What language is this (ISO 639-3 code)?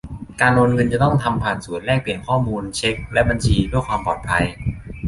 tha